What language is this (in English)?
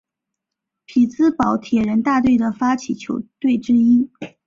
Chinese